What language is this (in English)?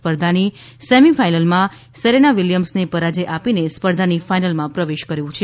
Gujarati